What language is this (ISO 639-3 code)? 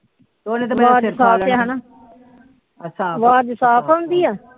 pan